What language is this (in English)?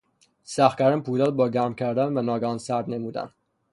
Persian